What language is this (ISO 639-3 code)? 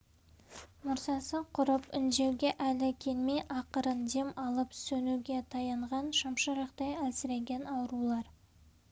kaz